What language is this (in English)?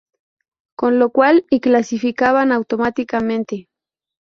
Spanish